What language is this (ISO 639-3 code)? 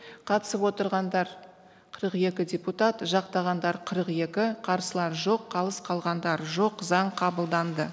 kaz